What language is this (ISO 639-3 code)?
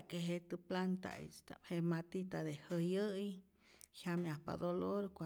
zor